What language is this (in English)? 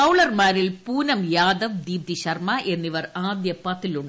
Malayalam